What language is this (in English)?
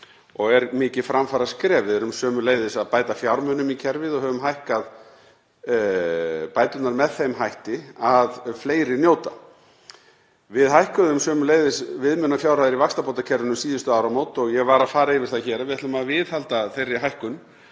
Icelandic